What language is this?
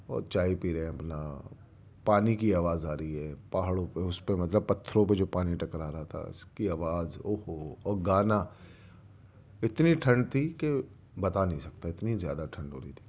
Urdu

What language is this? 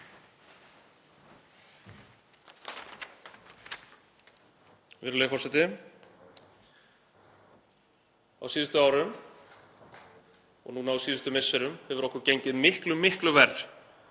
Icelandic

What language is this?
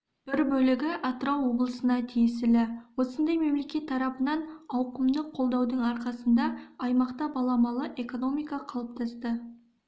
Kazakh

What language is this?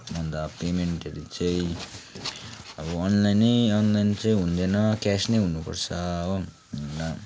Nepali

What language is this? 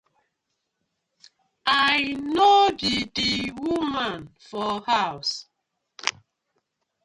Nigerian Pidgin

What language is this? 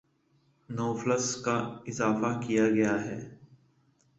Urdu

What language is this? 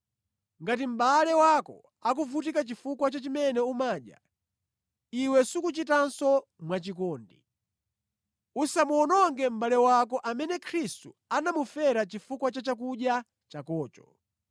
Nyanja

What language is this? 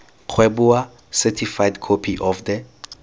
Tswana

